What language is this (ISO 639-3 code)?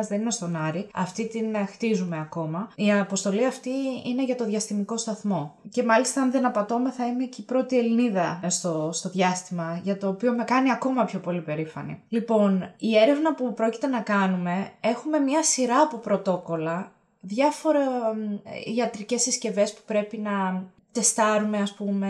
ell